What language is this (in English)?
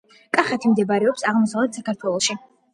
Georgian